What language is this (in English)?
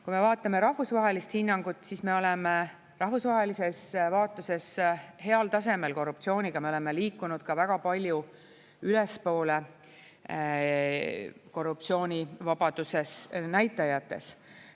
Estonian